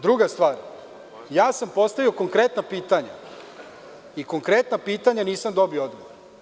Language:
Serbian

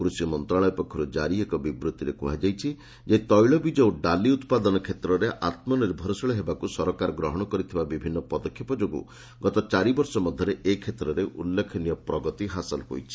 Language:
Odia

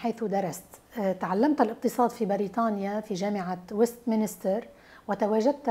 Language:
Arabic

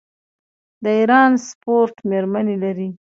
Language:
Pashto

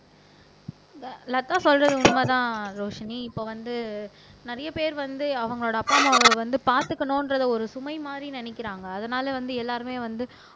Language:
Tamil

